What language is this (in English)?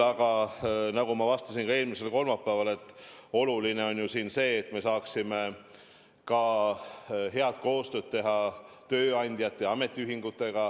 Estonian